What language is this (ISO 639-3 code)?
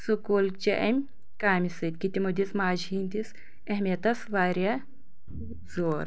kas